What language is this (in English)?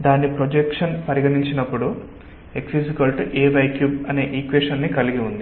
Telugu